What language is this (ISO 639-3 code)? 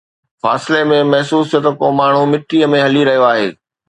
snd